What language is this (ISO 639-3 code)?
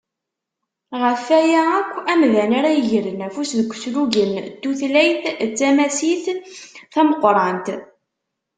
kab